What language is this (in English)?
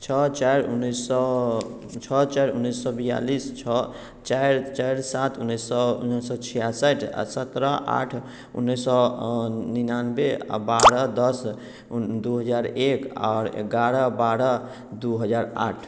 Maithili